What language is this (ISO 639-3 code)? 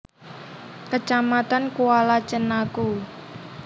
jav